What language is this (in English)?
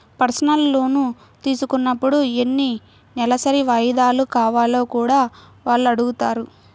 Telugu